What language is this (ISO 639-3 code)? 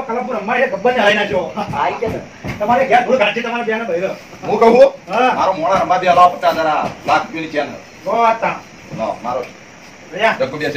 tha